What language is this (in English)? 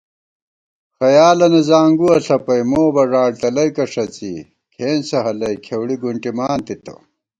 Gawar-Bati